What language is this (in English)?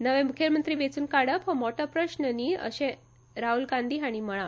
Konkani